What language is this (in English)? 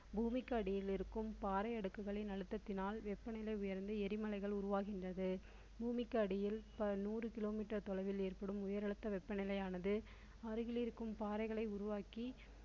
Tamil